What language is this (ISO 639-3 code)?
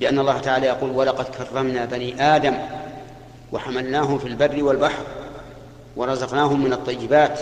ara